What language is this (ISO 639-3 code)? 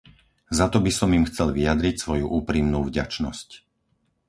slk